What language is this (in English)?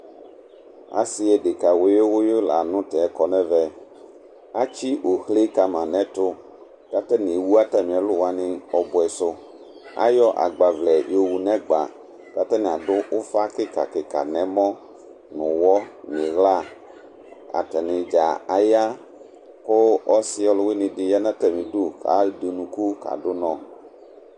Ikposo